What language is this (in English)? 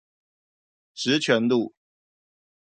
Chinese